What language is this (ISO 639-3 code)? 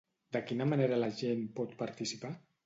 cat